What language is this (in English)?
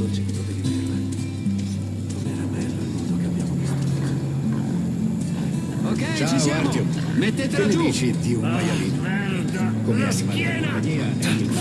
Italian